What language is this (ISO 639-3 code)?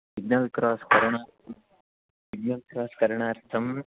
san